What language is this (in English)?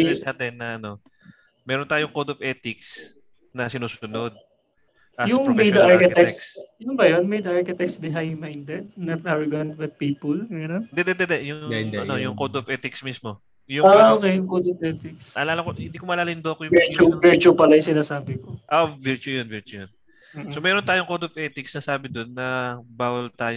Filipino